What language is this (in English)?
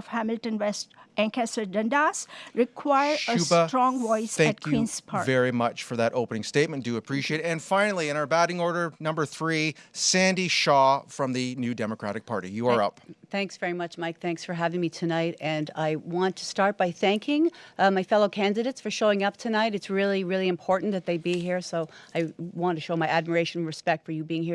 English